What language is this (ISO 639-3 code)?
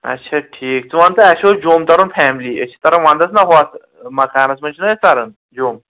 kas